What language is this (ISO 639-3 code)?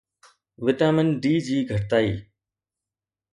snd